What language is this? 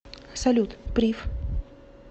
Russian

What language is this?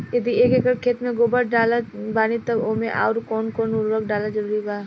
Bhojpuri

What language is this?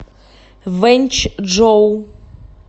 Russian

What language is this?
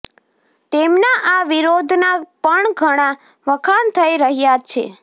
Gujarati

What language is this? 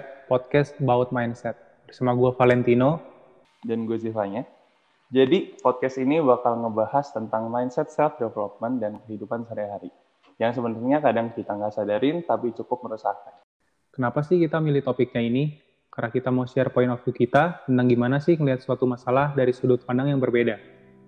Indonesian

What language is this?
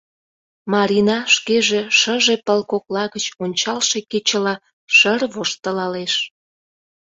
Mari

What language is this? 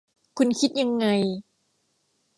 Thai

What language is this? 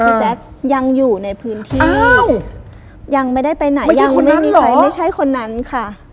Thai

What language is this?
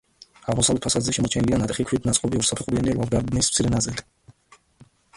Georgian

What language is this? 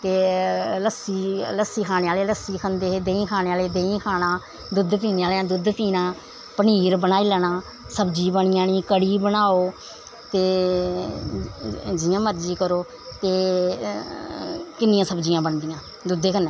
Dogri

